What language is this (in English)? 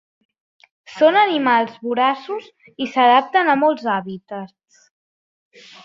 Catalan